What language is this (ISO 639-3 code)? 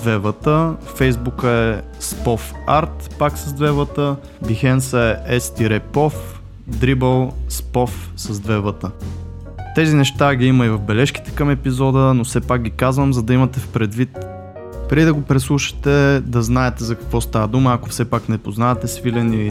bul